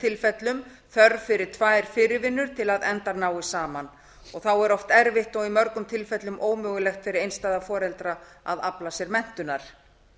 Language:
Icelandic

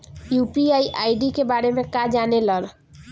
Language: Bhojpuri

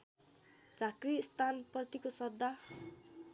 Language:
Nepali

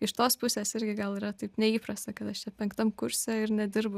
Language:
Lithuanian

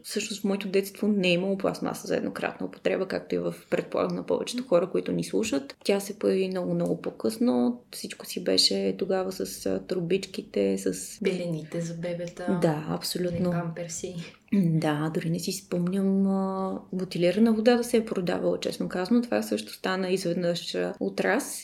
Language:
Bulgarian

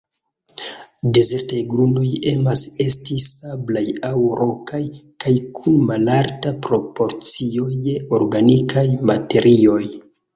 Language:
Esperanto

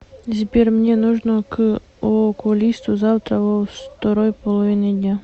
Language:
Russian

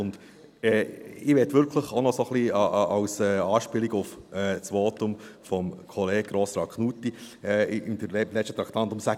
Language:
Swiss German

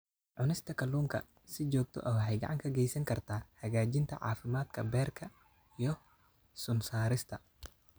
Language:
Somali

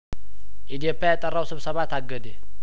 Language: Amharic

